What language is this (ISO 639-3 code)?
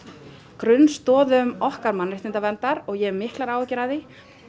isl